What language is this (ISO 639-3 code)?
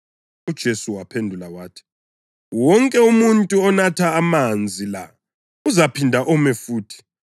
nde